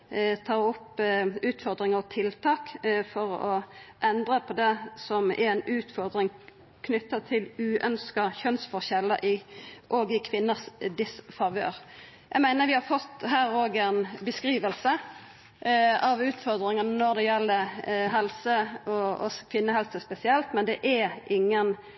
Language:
Norwegian Nynorsk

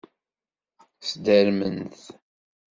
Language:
Kabyle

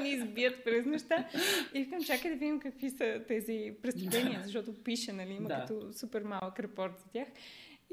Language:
Bulgarian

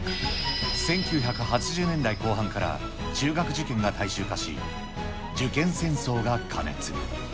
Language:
Japanese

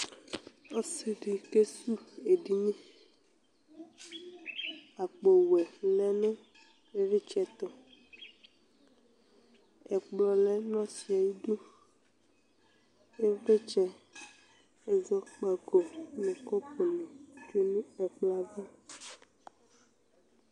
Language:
Ikposo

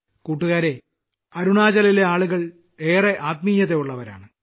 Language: Malayalam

